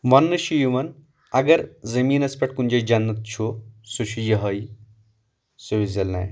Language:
Kashmiri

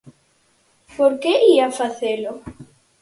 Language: Galician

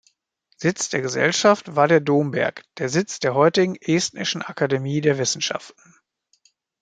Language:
German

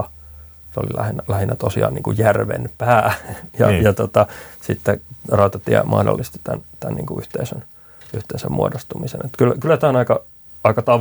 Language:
Finnish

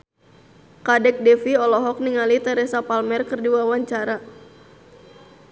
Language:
Sundanese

